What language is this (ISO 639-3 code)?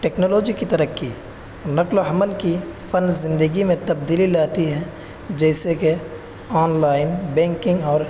urd